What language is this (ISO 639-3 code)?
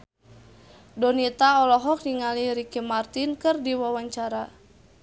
sun